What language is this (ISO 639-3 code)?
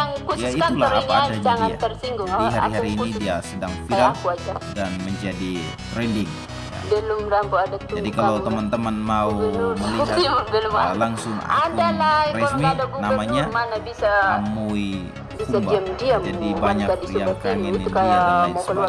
ind